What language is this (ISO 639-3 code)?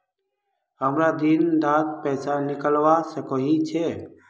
mag